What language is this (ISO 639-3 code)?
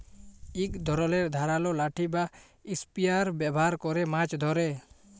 ben